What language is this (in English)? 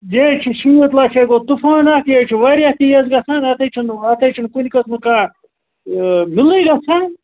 Kashmiri